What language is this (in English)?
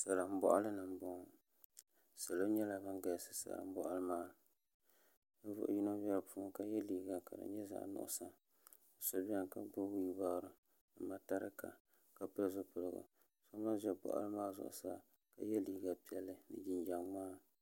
Dagbani